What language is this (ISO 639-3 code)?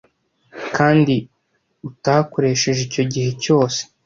kin